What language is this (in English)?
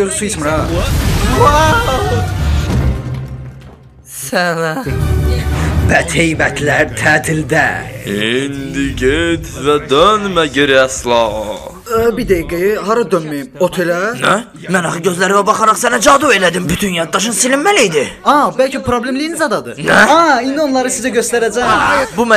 Turkish